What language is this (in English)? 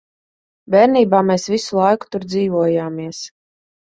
Latvian